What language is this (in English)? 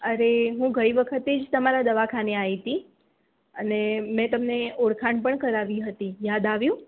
Gujarati